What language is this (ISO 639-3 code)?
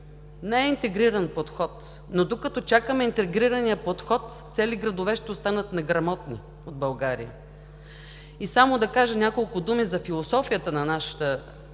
bul